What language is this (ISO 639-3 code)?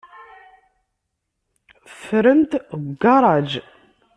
kab